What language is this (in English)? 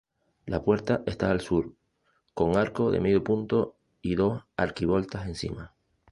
Spanish